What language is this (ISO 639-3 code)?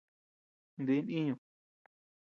cux